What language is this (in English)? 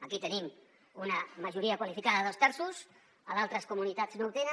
Catalan